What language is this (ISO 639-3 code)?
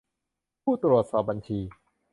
tha